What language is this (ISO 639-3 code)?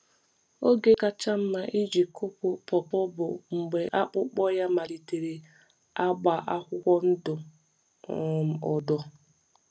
ibo